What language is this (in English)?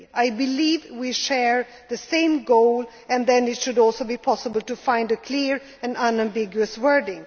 English